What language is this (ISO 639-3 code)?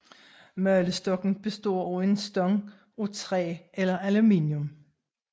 dan